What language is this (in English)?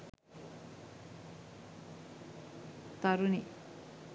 Sinhala